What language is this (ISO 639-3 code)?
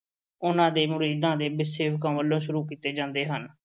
pan